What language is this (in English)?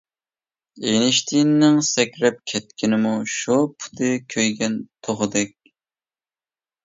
Uyghur